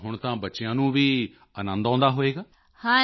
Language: Punjabi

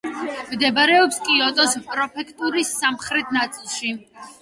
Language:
Georgian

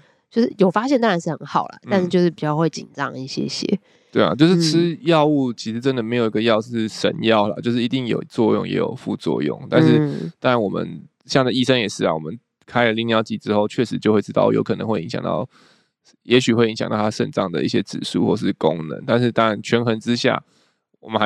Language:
Chinese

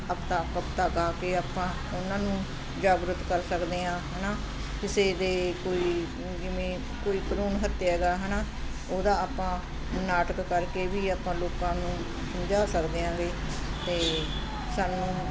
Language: Punjabi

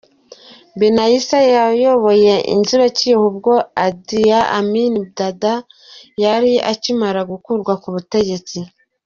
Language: Kinyarwanda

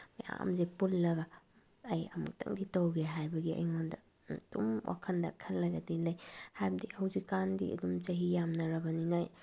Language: Manipuri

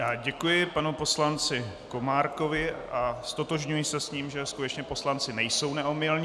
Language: Czech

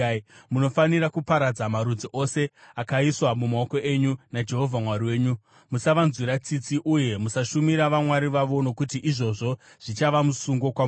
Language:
Shona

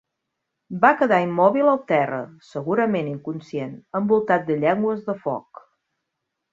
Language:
Catalan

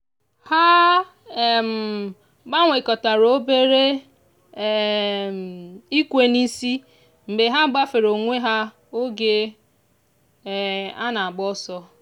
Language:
Igbo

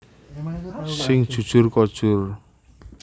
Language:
Javanese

